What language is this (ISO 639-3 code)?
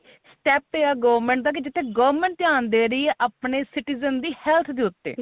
pan